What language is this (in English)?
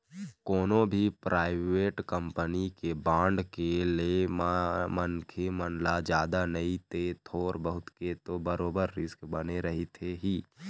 Chhattisgarhi